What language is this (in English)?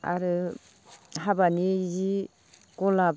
Bodo